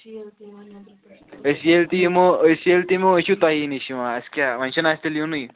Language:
Kashmiri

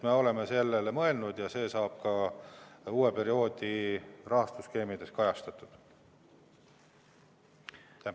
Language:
Estonian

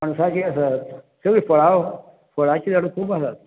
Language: Konkani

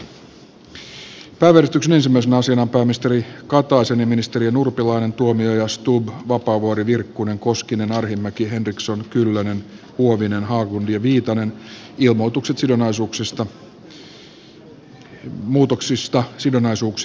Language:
Finnish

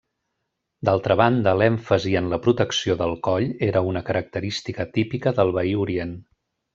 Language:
Catalan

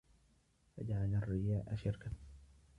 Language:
Arabic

